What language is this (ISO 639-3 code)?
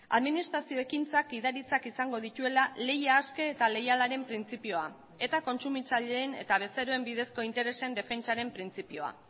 eus